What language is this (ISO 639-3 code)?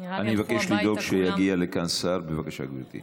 heb